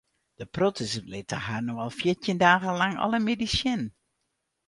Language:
Western Frisian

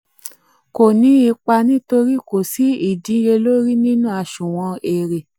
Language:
Yoruba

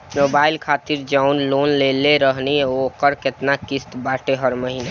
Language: Bhojpuri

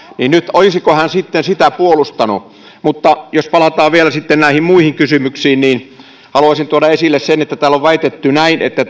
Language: Finnish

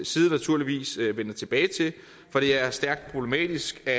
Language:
Danish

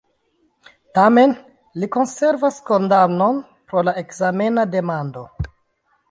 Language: Esperanto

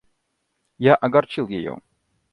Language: Russian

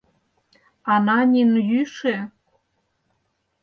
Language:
Mari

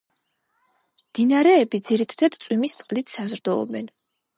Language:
Georgian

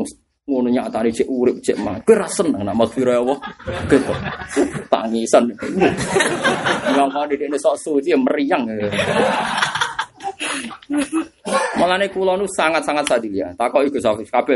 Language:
Indonesian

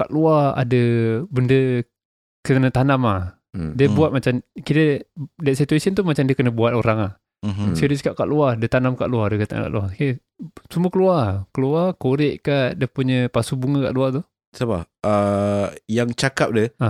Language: Malay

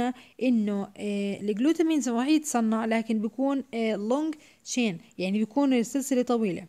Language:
Arabic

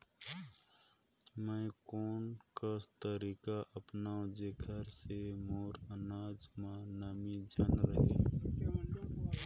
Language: Chhattisgarhi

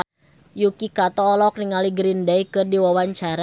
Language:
Sundanese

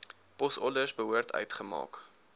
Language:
Afrikaans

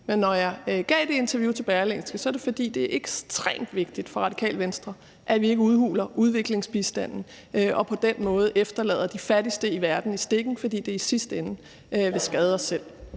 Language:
Danish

